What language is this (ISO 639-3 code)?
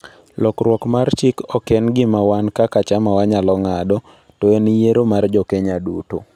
luo